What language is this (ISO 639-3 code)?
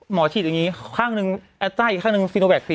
tha